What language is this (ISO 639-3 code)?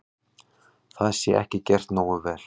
isl